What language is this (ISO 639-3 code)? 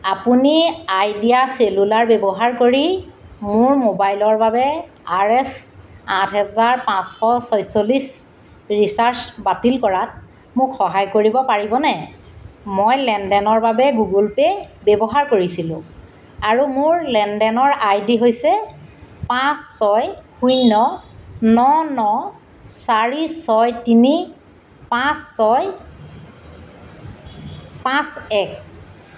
asm